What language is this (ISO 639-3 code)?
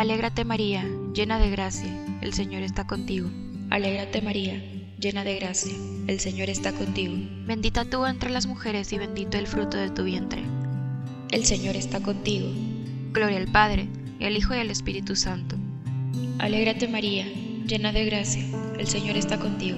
spa